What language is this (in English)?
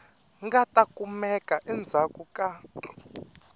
Tsonga